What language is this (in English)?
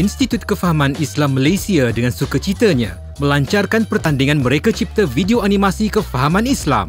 Malay